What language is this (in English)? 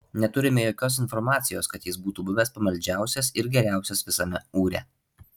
Lithuanian